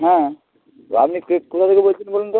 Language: Bangla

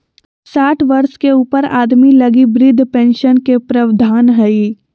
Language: Magahi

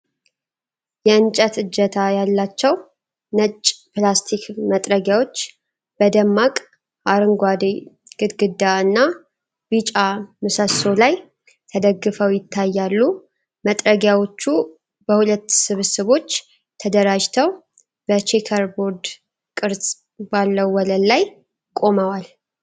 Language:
Amharic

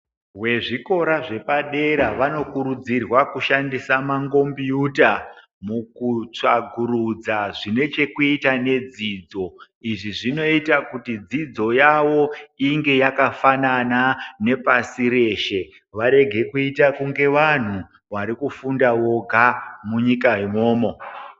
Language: Ndau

